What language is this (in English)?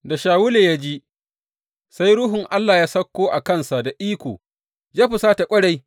Hausa